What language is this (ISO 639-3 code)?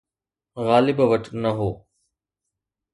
snd